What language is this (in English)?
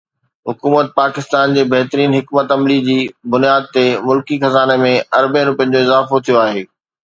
Sindhi